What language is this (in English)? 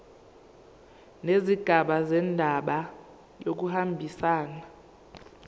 Zulu